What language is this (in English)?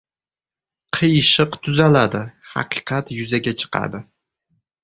Uzbek